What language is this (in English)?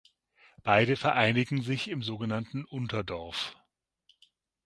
German